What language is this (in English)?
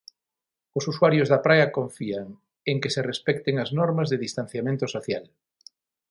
Galician